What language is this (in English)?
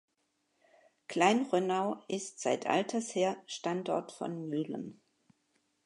German